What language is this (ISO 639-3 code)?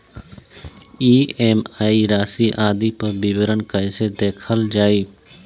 bho